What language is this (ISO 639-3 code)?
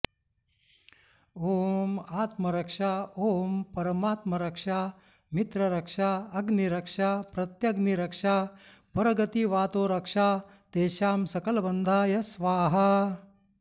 san